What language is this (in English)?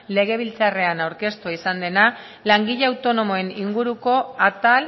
Basque